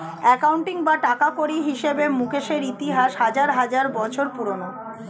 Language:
Bangla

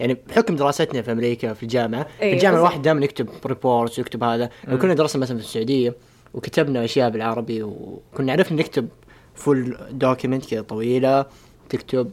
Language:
Arabic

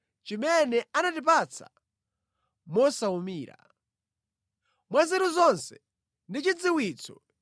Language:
Nyanja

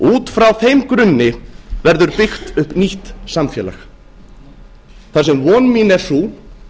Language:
Icelandic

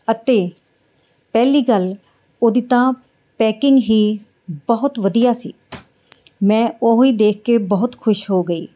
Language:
Punjabi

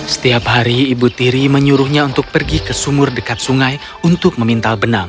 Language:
Indonesian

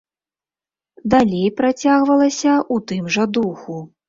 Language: Belarusian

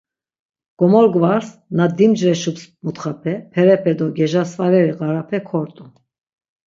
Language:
Laz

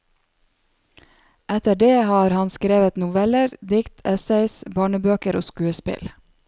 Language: Norwegian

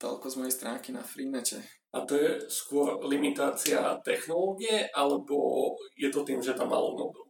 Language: Slovak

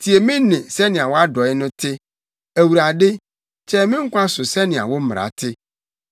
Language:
Akan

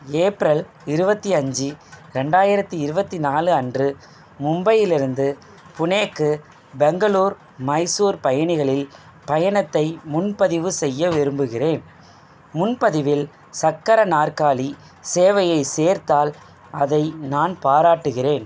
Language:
Tamil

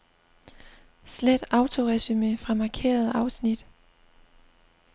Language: Danish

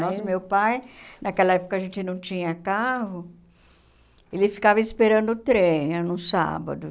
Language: Portuguese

